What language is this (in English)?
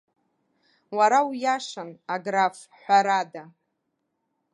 Abkhazian